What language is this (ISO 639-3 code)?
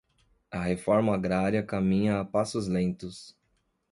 por